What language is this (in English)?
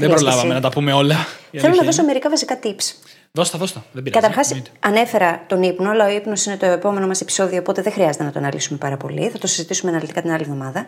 Greek